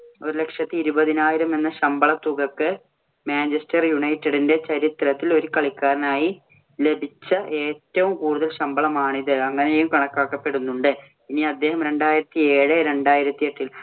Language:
Malayalam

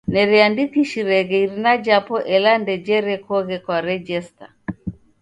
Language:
Taita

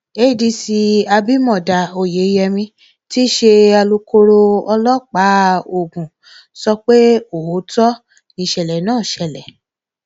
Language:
Yoruba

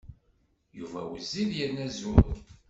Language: Kabyle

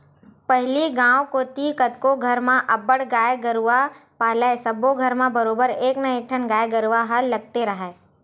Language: Chhattisgarhi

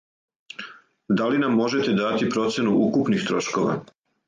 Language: Serbian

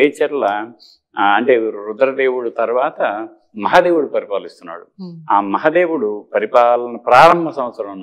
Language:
Telugu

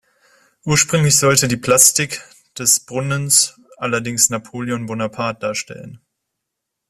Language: German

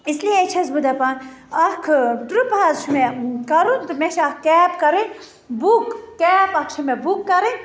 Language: Kashmiri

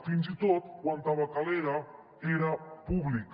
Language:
Catalan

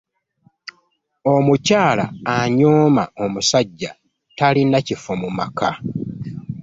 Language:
Ganda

